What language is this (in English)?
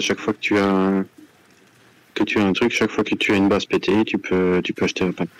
French